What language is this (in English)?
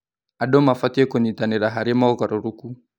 Kikuyu